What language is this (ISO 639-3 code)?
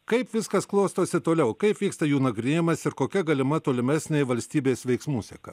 lit